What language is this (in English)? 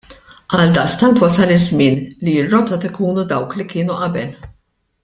Maltese